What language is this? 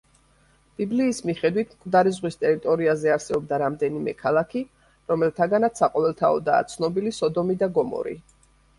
Georgian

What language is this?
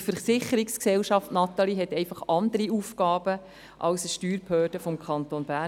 Swiss German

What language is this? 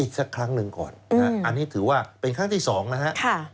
Thai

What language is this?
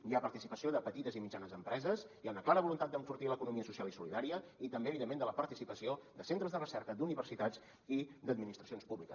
Catalan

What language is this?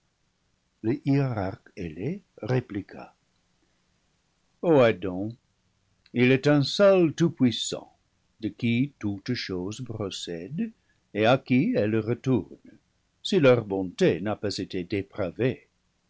French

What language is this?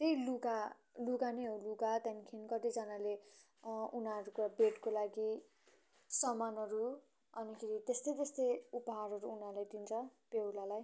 Nepali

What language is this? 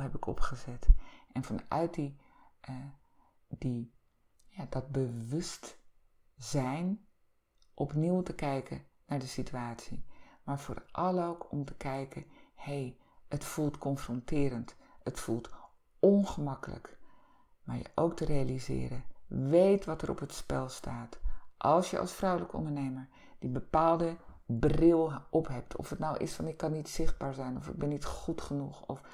Dutch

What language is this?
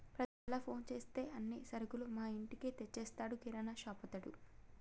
Telugu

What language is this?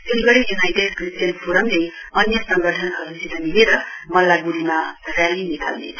Nepali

